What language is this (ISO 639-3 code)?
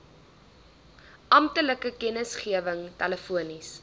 afr